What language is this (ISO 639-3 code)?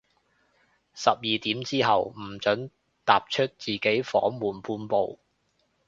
yue